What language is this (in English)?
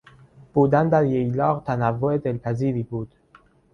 Persian